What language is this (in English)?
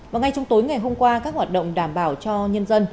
Vietnamese